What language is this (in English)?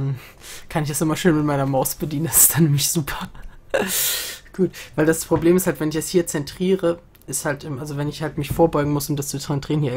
German